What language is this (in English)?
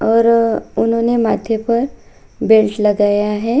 Hindi